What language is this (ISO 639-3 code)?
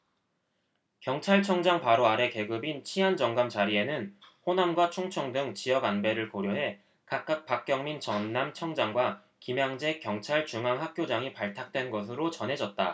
kor